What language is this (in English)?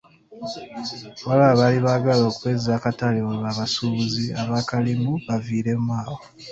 Ganda